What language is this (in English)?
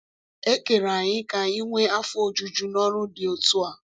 Igbo